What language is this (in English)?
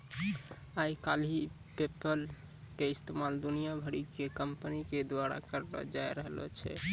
Maithili